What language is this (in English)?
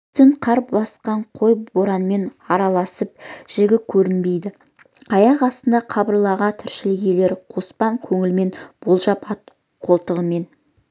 Kazakh